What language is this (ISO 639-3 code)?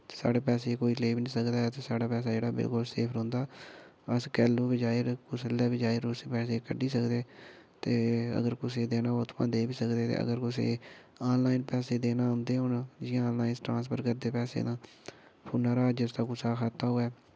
doi